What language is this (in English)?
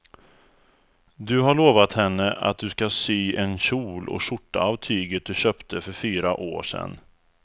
Swedish